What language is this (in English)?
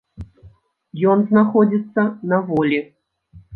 Belarusian